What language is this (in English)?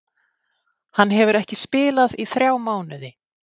Icelandic